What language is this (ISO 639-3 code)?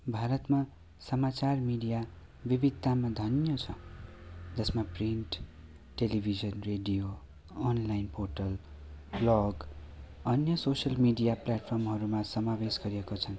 nep